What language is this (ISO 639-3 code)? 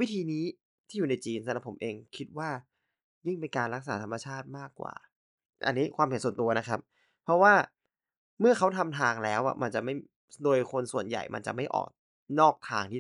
tha